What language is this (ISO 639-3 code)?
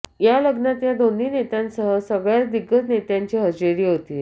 mar